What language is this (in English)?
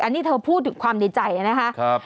Thai